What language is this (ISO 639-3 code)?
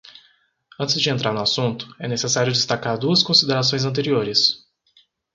por